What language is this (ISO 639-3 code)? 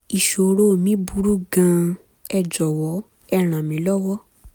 yor